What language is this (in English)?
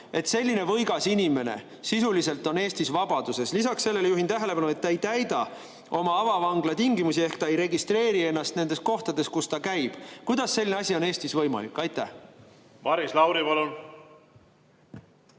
Estonian